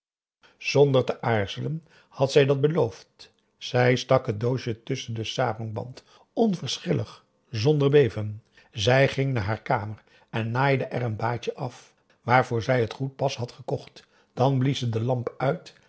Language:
Dutch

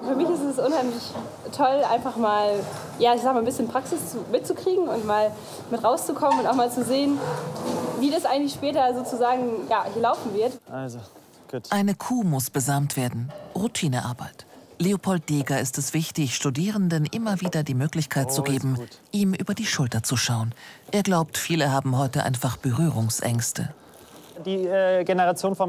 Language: German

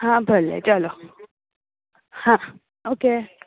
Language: Gujarati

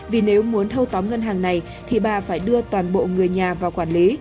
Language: Vietnamese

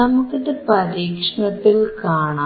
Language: Malayalam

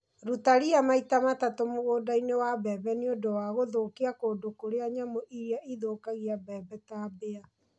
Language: Kikuyu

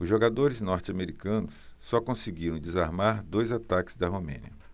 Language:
Portuguese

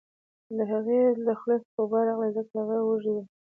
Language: Pashto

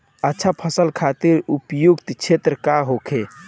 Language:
Bhojpuri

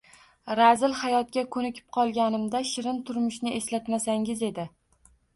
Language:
Uzbek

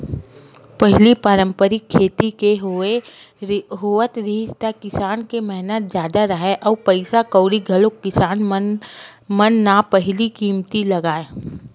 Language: Chhattisgarhi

